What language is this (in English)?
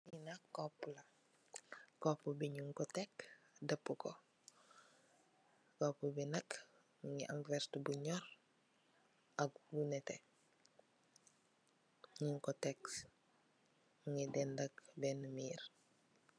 Wolof